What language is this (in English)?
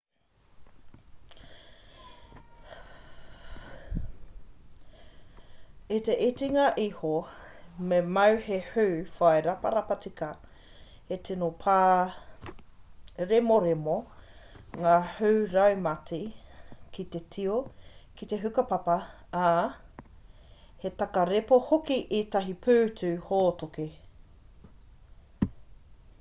Māori